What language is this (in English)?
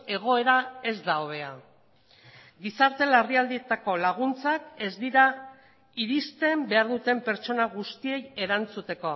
Basque